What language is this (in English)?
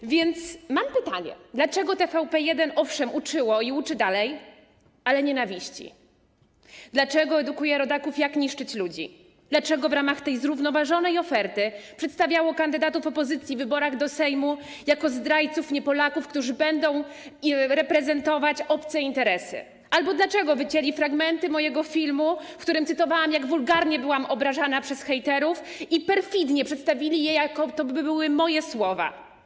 Polish